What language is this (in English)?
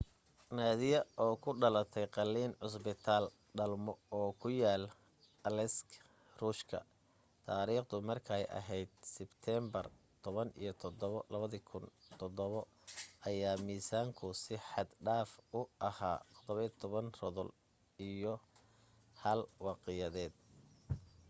Somali